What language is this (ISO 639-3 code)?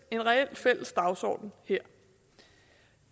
dan